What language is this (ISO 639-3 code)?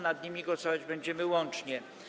pol